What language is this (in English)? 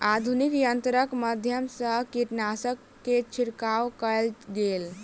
Maithili